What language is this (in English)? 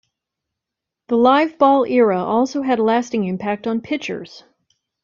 English